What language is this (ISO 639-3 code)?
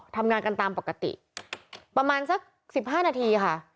tha